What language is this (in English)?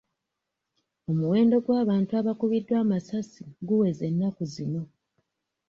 Ganda